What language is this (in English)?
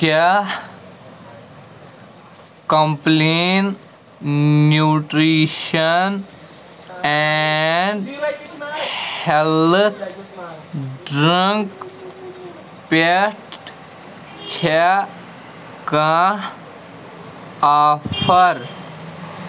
Kashmiri